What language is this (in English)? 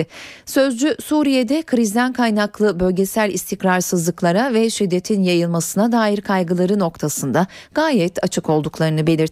Turkish